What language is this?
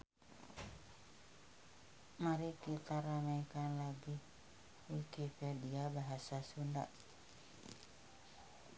Sundanese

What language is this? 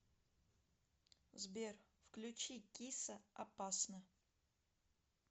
Russian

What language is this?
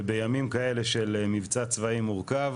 Hebrew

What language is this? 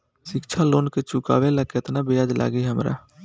Bhojpuri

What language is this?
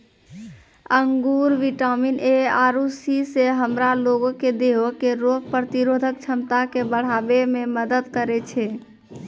Maithili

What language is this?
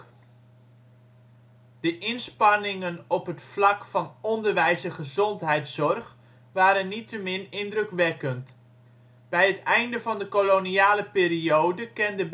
Dutch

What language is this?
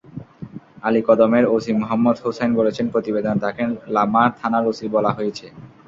Bangla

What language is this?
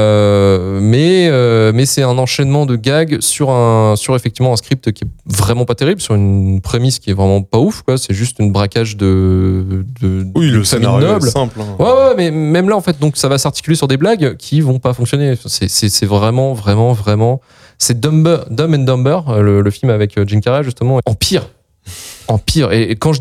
French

